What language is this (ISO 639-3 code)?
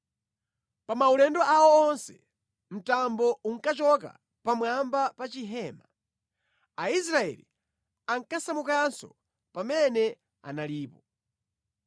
nya